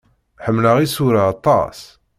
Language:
Kabyle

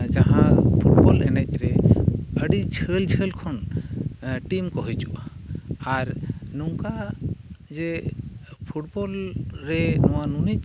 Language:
Santali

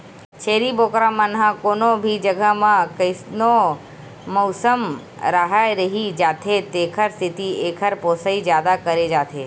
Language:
Chhattisgarhi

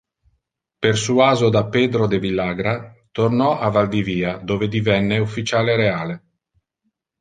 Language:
Italian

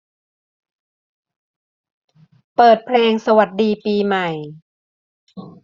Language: Thai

